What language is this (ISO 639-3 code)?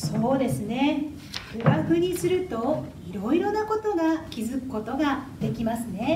jpn